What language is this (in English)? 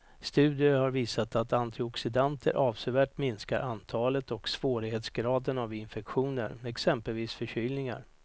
Swedish